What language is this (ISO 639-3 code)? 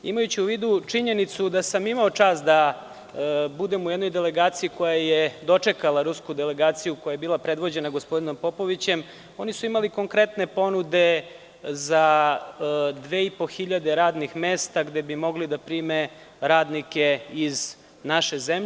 srp